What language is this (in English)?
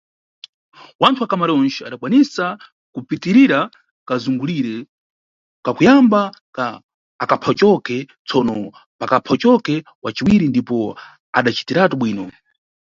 Nyungwe